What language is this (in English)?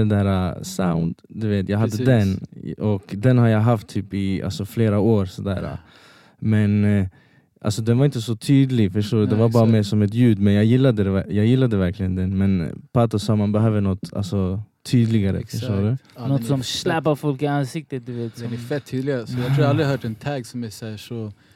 Swedish